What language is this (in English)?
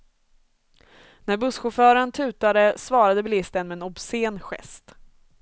Swedish